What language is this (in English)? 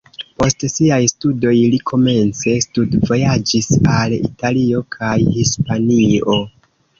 Esperanto